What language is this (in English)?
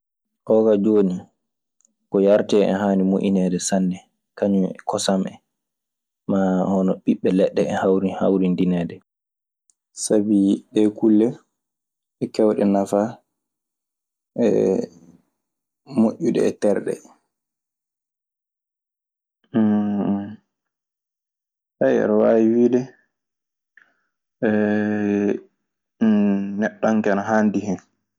Maasina Fulfulde